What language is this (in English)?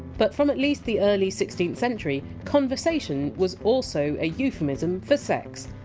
English